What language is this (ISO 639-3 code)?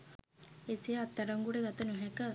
sin